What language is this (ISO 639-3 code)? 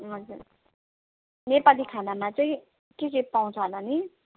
nep